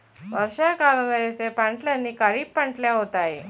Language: Telugu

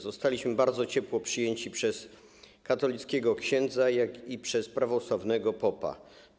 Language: Polish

